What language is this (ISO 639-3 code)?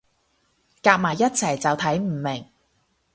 yue